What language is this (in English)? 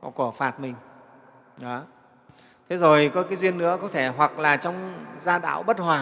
Vietnamese